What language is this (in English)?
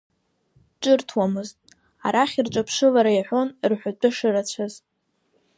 Abkhazian